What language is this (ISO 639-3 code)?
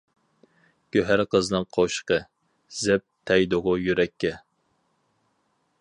uig